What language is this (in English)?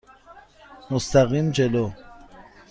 Persian